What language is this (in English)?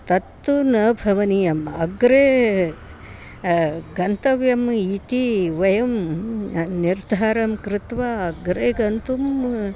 Sanskrit